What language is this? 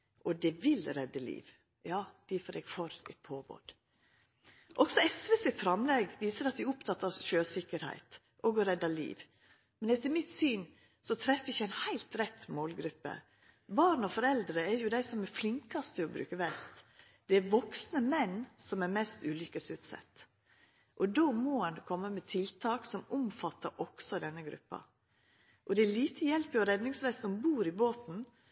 Norwegian Nynorsk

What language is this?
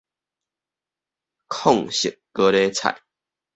Min Nan Chinese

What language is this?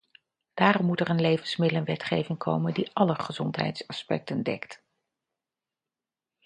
Dutch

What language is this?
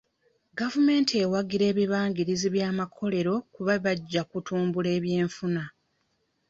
Ganda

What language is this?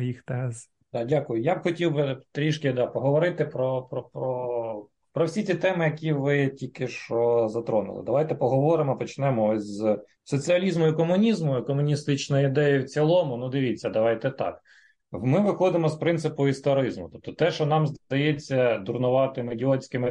Ukrainian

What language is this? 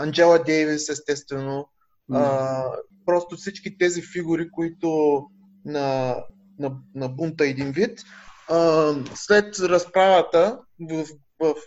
Bulgarian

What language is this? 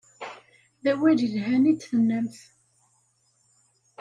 Kabyle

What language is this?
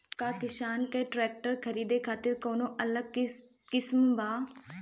Bhojpuri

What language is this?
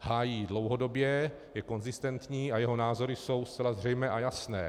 Czech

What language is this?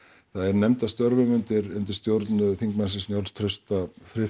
Icelandic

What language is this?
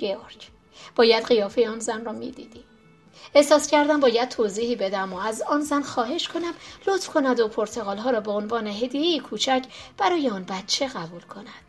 Persian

